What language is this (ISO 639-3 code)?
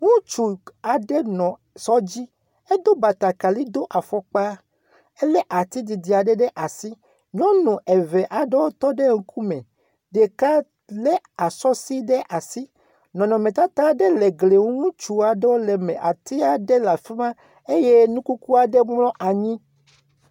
ewe